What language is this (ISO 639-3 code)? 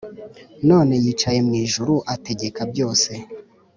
kin